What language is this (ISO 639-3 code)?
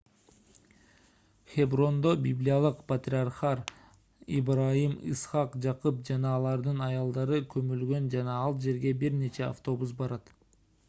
kir